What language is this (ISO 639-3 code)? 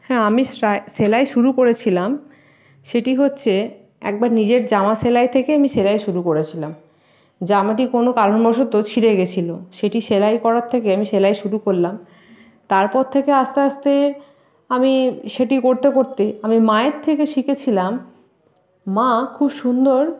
ben